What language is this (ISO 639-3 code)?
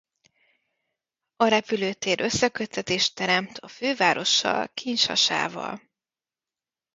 hun